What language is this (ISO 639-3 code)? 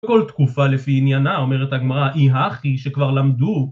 heb